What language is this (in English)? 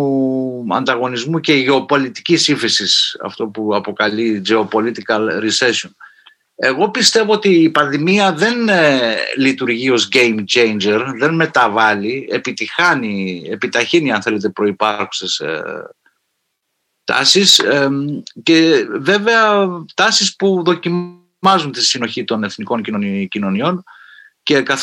Greek